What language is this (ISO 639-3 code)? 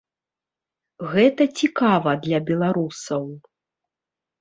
bel